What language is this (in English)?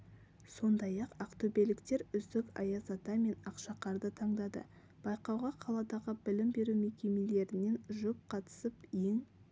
Kazakh